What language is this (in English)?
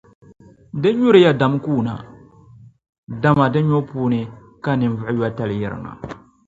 Dagbani